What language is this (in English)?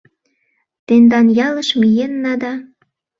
Mari